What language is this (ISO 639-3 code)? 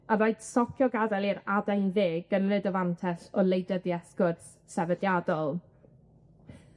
cym